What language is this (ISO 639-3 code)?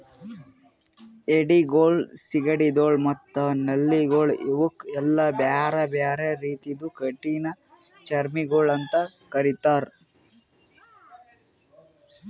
kan